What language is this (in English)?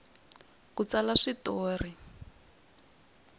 Tsonga